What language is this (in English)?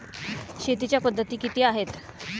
Marathi